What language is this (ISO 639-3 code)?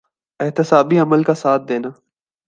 urd